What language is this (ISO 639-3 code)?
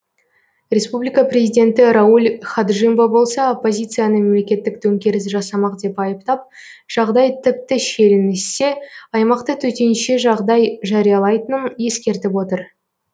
kaz